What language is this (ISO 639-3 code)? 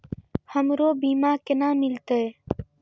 mai